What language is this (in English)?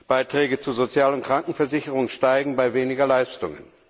German